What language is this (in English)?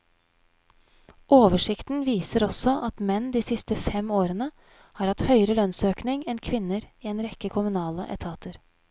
Norwegian